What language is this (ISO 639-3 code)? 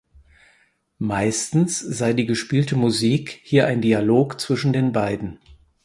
deu